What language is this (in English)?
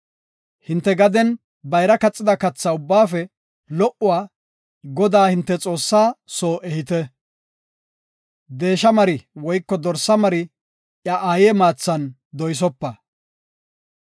Gofa